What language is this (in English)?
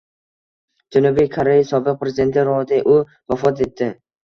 Uzbek